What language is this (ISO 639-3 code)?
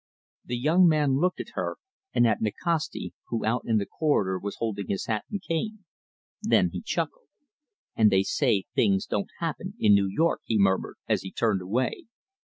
eng